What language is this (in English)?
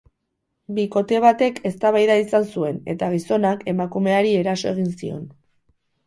Basque